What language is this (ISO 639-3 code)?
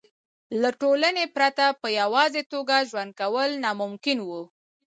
pus